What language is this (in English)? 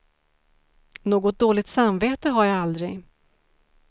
Swedish